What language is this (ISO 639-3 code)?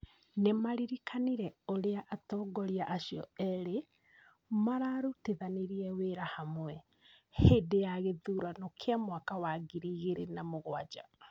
kik